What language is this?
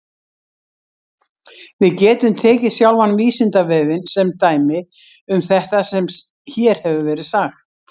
Icelandic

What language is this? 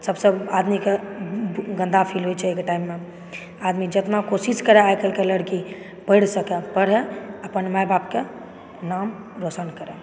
Maithili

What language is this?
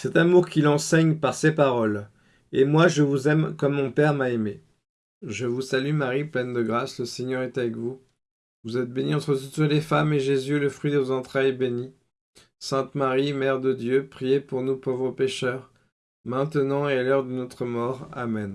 French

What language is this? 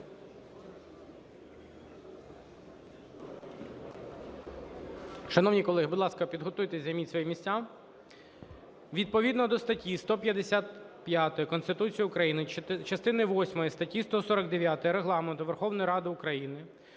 Ukrainian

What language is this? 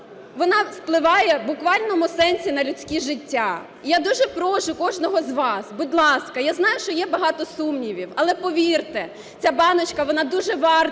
Ukrainian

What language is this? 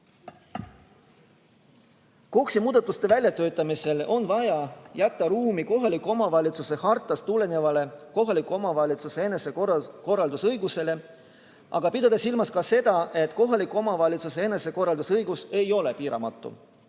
Estonian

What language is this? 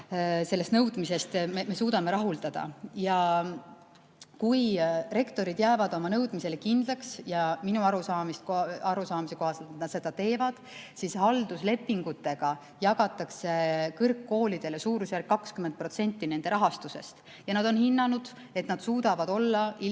Estonian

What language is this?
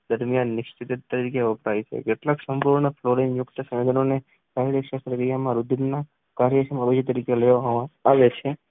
Gujarati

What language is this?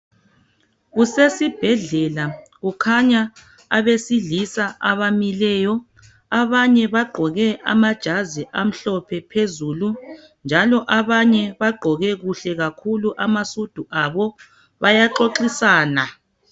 North Ndebele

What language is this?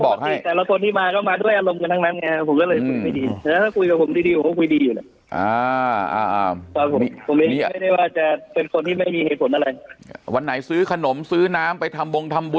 Thai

